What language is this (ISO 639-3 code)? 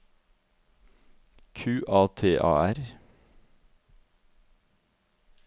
nor